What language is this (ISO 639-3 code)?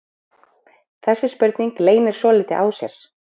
isl